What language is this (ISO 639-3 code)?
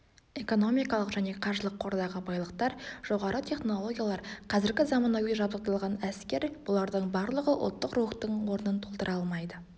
kaz